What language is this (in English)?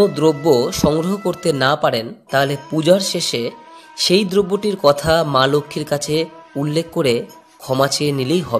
Hindi